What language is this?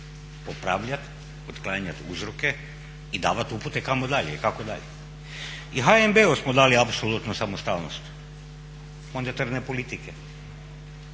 Croatian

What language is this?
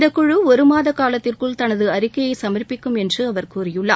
Tamil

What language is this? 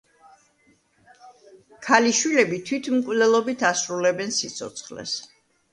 Georgian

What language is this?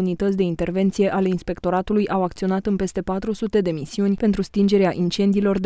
Romanian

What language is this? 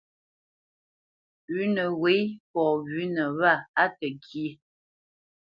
Bamenyam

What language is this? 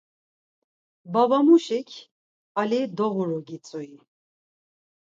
Laz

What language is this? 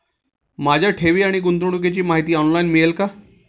Marathi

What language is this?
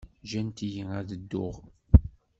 Kabyle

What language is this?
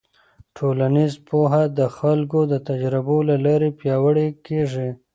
Pashto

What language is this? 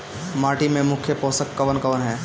Bhojpuri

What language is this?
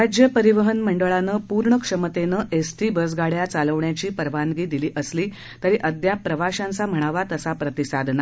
Marathi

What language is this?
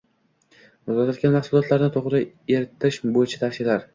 Uzbek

